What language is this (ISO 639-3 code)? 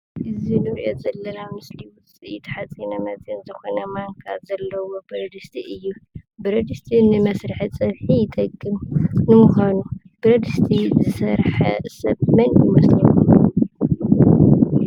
tir